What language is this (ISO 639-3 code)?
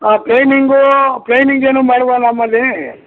kan